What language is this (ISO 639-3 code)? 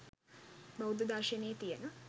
sin